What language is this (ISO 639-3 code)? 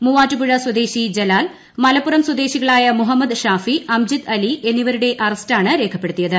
mal